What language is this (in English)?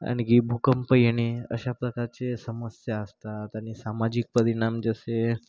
Marathi